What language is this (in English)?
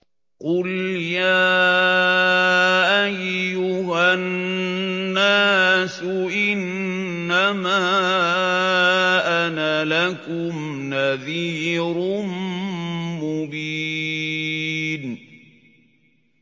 Arabic